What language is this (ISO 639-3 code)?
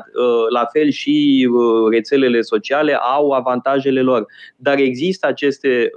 ron